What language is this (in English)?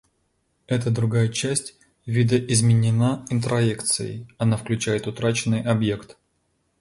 Russian